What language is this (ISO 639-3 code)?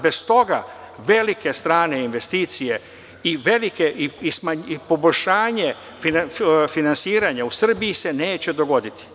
srp